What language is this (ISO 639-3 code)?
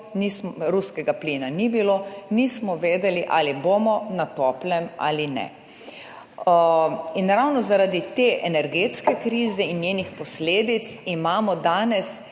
slv